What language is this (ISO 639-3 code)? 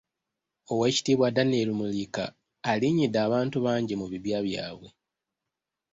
lug